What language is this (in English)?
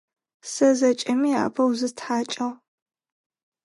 Adyghe